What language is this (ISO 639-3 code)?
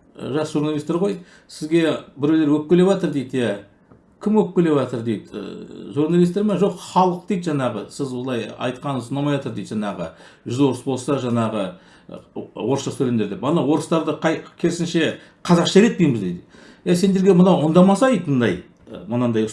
tur